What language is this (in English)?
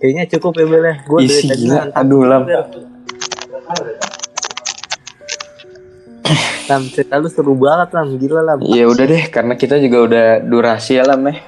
Indonesian